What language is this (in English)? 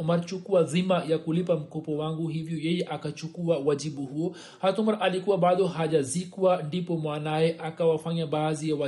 Swahili